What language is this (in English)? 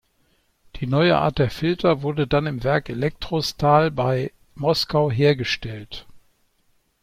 German